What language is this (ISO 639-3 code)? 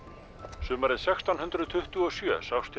isl